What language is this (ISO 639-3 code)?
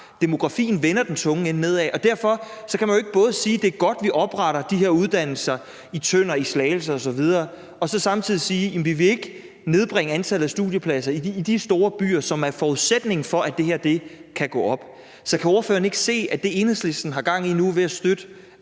dan